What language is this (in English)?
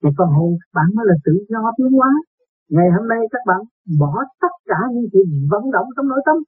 Vietnamese